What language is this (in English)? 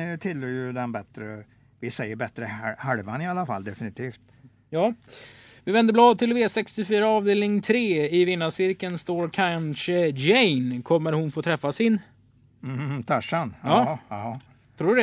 Swedish